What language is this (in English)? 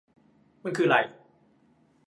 Thai